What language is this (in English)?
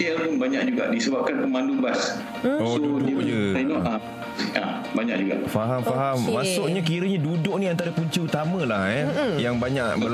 Malay